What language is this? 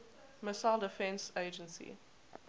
English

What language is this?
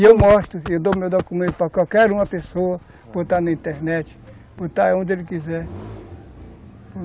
Portuguese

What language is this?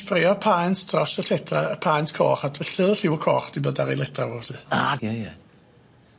Welsh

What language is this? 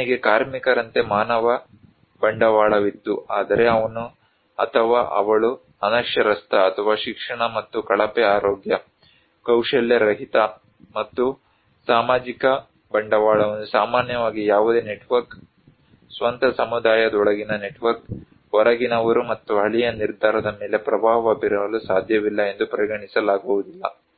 Kannada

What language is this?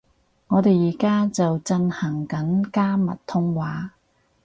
Cantonese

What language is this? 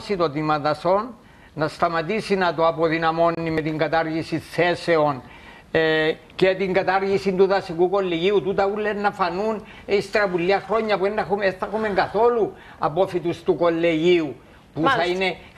Greek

